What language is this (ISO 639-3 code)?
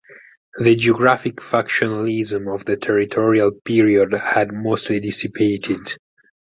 eng